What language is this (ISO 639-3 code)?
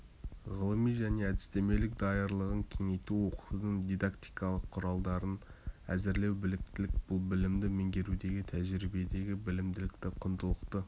kaz